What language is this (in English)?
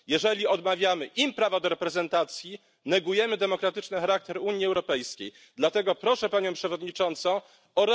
Polish